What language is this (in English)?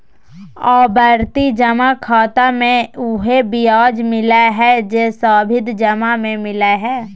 Magahi